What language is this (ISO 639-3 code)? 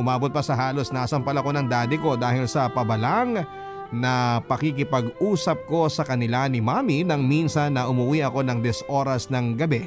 fil